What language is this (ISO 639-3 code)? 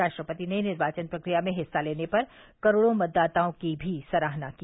hin